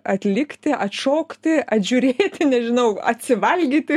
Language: Lithuanian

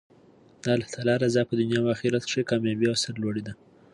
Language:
Pashto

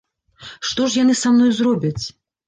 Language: Belarusian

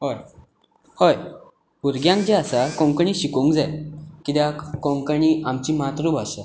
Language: Konkani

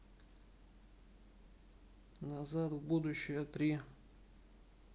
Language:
Russian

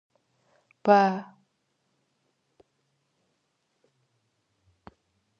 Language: Kabardian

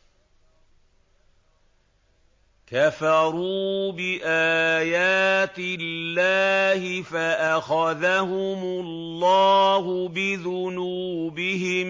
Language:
Arabic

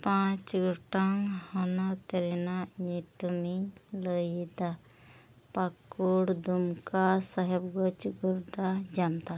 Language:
Santali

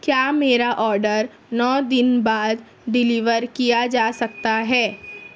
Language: Urdu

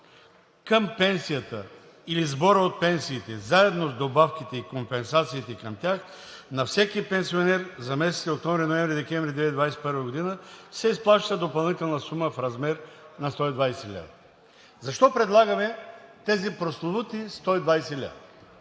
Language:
Bulgarian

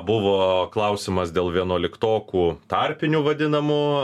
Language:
Lithuanian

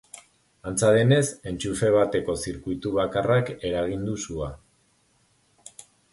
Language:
Basque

